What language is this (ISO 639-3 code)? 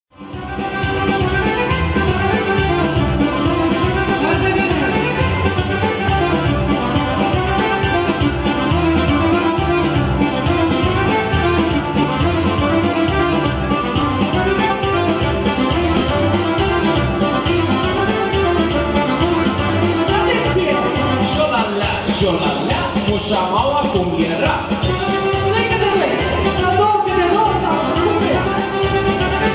bul